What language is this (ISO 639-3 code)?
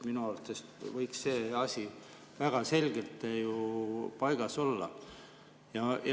est